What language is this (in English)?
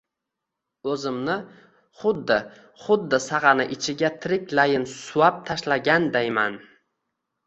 Uzbek